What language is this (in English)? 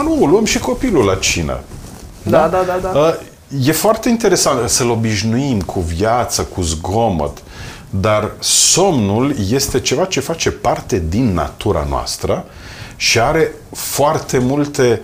Romanian